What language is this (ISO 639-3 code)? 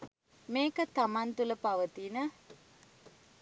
sin